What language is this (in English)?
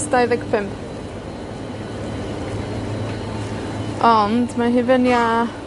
Welsh